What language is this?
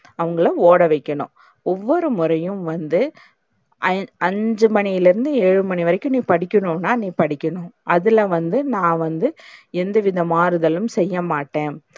Tamil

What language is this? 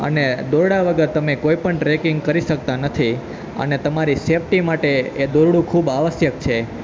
Gujarati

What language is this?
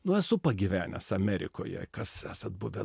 Lithuanian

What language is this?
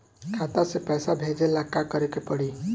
Bhojpuri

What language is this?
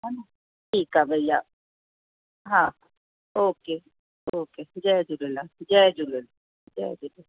Sindhi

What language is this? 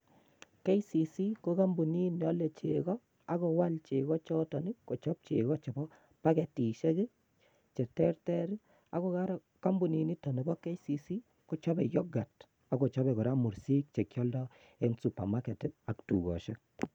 Kalenjin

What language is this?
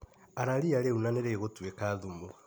Kikuyu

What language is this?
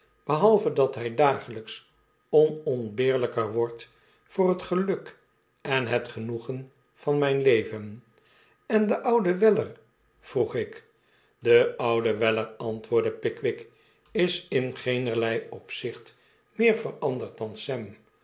Dutch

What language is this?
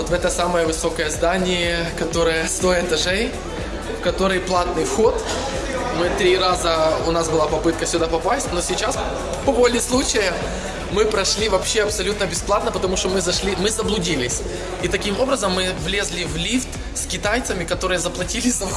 Russian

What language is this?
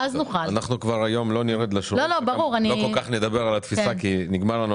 Hebrew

